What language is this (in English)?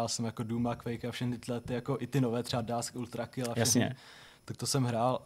Czech